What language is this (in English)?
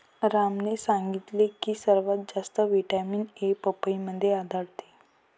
Marathi